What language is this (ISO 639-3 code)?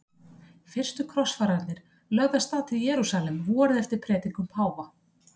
isl